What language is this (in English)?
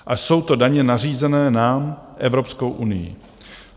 Czech